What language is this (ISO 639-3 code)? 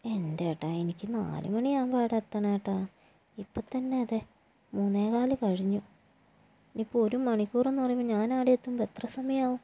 mal